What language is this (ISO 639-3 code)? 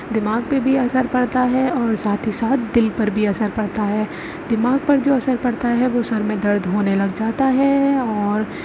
urd